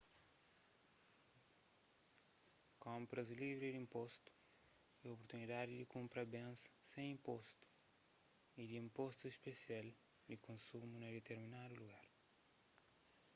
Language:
Kabuverdianu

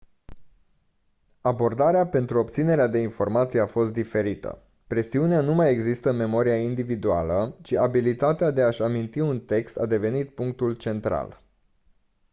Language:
Romanian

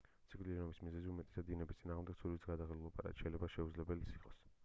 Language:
Georgian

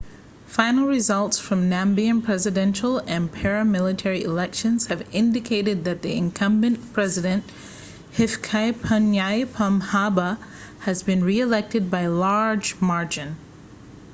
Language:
English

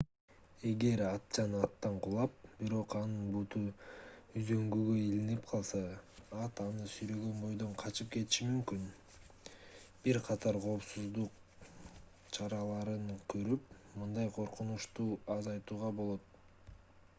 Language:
Kyrgyz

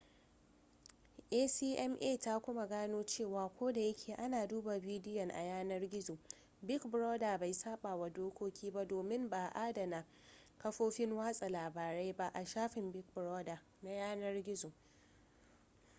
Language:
Hausa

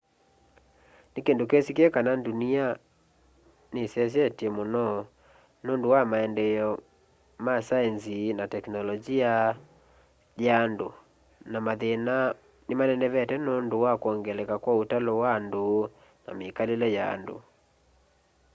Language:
Kamba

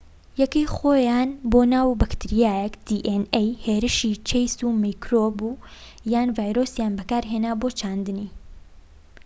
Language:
Central Kurdish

